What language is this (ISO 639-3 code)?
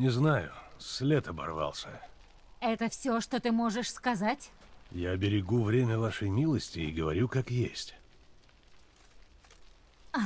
rus